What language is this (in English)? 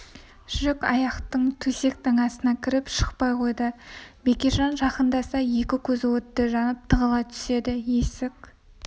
Kazakh